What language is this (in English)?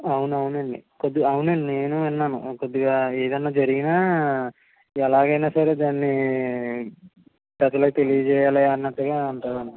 Telugu